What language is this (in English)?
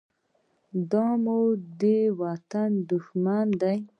Pashto